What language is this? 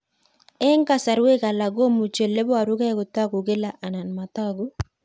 Kalenjin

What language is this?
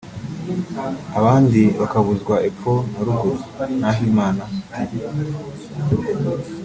Kinyarwanda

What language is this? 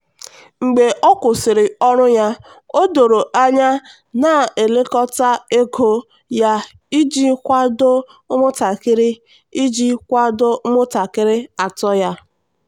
Igbo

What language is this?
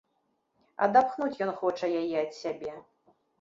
Belarusian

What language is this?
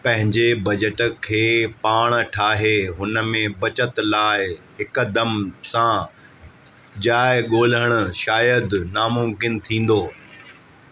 Sindhi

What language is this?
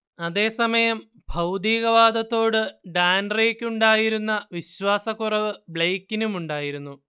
Malayalam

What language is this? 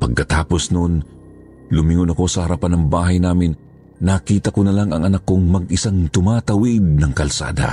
Filipino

